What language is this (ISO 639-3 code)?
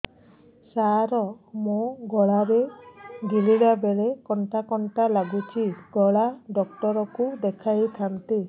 ori